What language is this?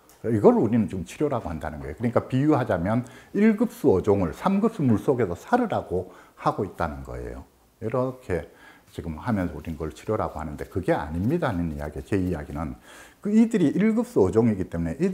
Korean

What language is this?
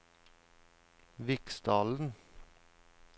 Norwegian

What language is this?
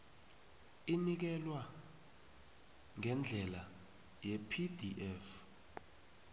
South Ndebele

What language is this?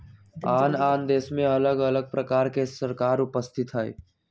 Magahi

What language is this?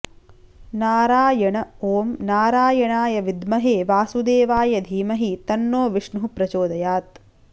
Sanskrit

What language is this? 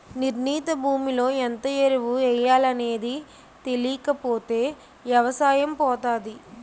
Telugu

